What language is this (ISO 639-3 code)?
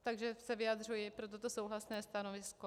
ces